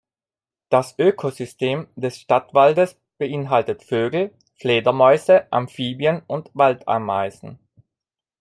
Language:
German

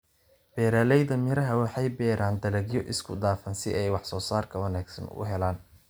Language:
Somali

